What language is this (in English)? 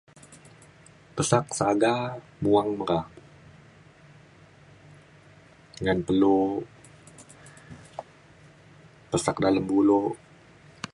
Mainstream Kenyah